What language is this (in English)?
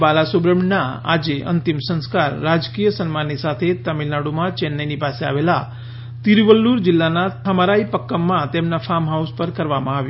Gujarati